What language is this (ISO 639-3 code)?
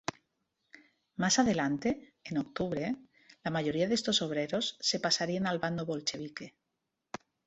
spa